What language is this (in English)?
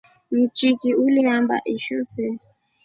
Rombo